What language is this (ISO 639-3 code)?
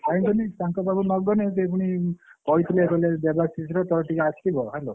ori